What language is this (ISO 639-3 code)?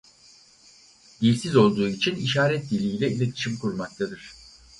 tur